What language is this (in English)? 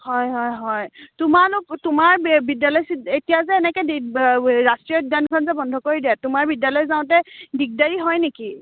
Assamese